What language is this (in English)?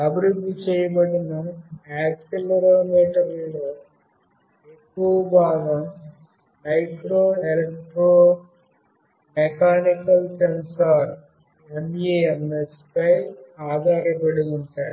Telugu